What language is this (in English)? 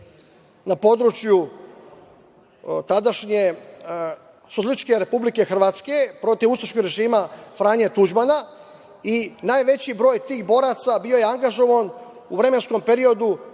Serbian